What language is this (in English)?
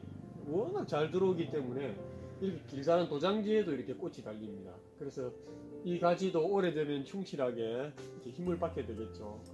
Korean